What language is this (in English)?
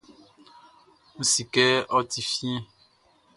Baoulé